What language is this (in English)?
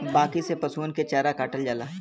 Bhojpuri